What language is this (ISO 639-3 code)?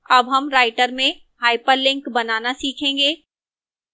hin